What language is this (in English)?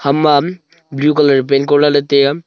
Wancho Naga